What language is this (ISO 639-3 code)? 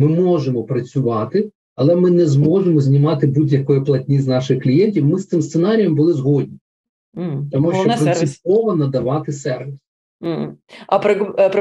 ukr